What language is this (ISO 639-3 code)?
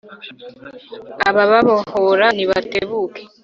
kin